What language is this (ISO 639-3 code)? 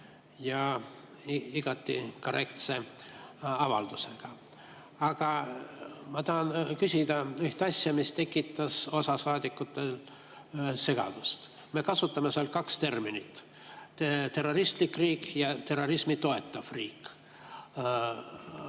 est